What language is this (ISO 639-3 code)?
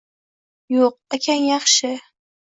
uzb